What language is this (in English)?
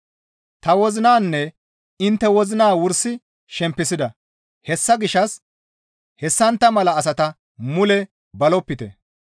Gamo